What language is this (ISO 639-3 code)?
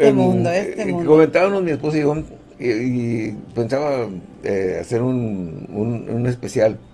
spa